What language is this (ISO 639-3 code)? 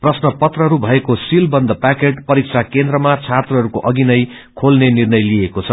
nep